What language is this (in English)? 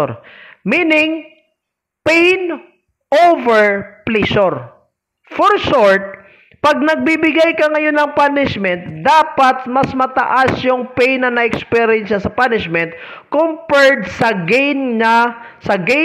Filipino